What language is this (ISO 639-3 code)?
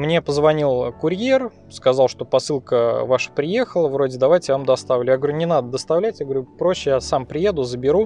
rus